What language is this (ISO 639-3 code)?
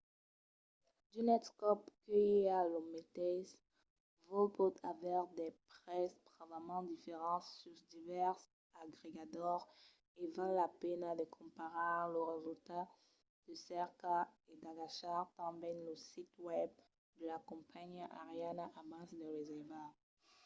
oci